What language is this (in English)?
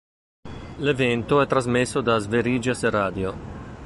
Italian